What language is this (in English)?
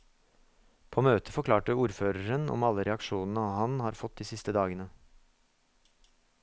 Norwegian